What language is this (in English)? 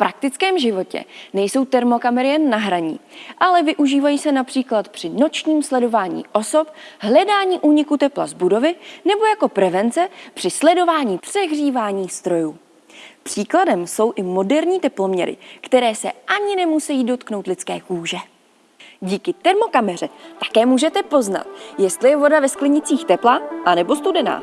Czech